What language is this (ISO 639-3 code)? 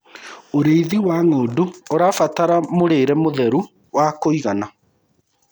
kik